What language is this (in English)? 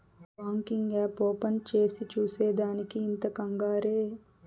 Telugu